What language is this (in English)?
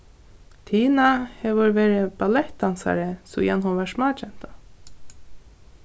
Faroese